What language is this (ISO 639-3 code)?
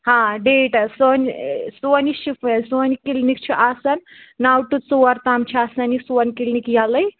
kas